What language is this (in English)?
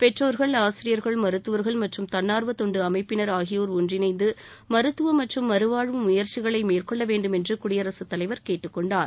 Tamil